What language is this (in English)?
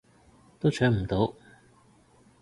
Cantonese